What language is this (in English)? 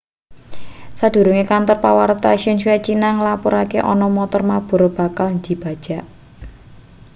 Javanese